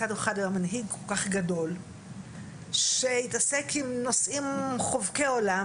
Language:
Hebrew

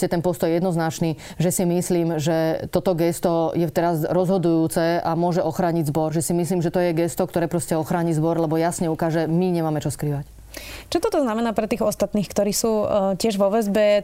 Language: Slovak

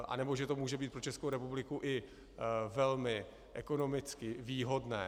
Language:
Czech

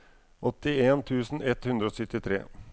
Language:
Norwegian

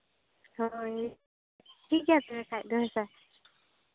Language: Santali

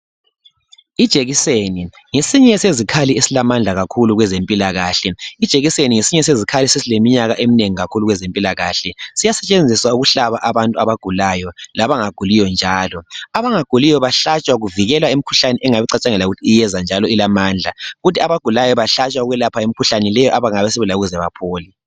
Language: North Ndebele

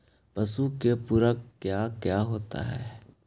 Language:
Magahi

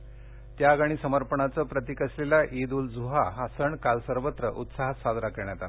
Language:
Marathi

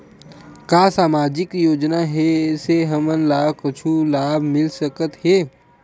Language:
Chhattisgarhi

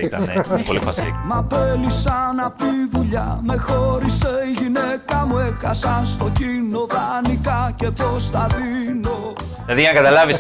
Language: Greek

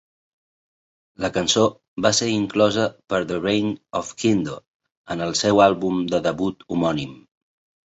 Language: Catalan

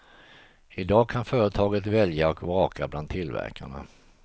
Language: Swedish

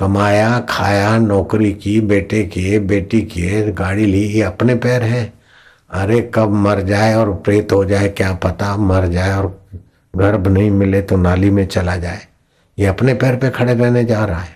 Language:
Hindi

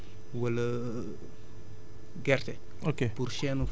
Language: Wolof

